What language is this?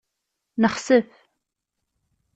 Kabyle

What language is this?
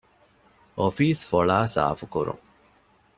Divehi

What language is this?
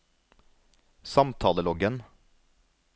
Norwegian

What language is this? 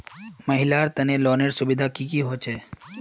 Magahi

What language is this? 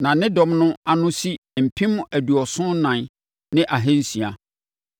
Akan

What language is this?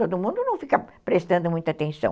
Portuguese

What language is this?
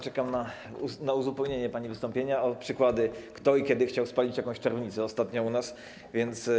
Polish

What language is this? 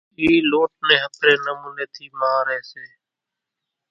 Kachi Koli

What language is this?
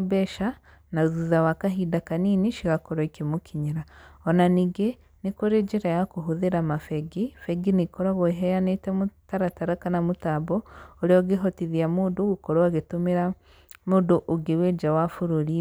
Kikuyu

